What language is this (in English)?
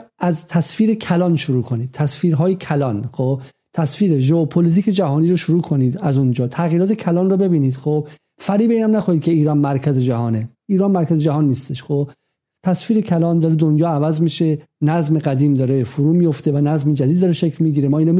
Persian